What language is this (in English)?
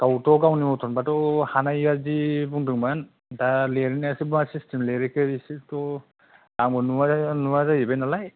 Bodo